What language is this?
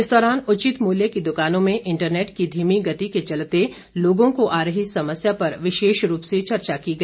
Hindi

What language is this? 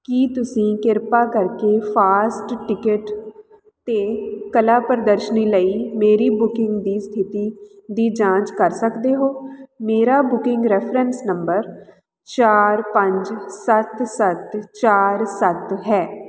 Punjabi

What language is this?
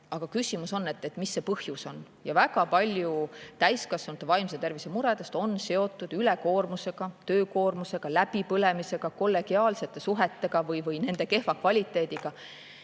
Estonian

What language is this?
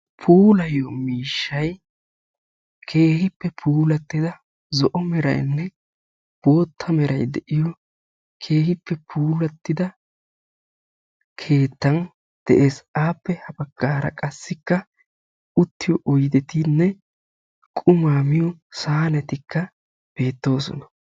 Wolaytta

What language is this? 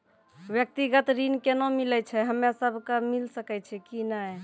Maithili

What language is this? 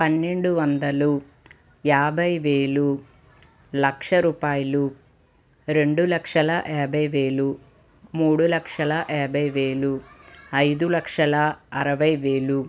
Telugu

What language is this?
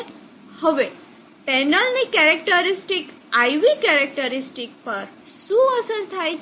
Gujarati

